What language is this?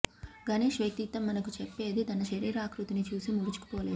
Telugu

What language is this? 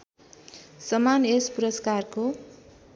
Nepali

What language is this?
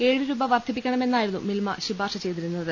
Malayalam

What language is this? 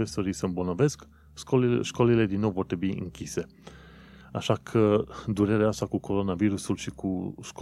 Romanian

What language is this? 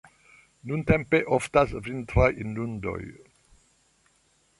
Esperanto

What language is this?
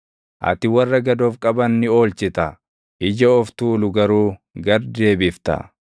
Oromo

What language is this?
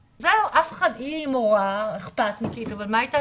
Hebrew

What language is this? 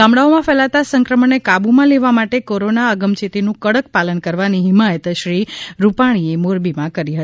Gujarati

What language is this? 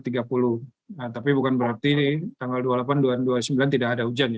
Indonesian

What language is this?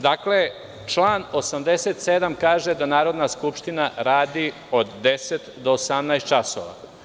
Serbian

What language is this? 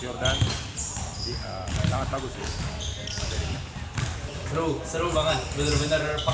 Indonesian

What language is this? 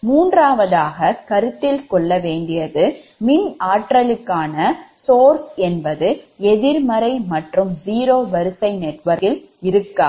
Tamil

